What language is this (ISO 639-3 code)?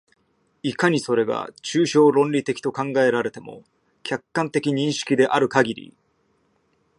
jpn